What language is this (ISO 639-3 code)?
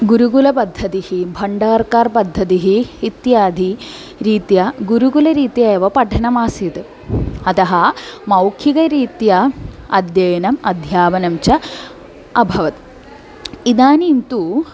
san